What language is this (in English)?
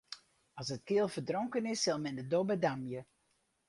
Western Frisian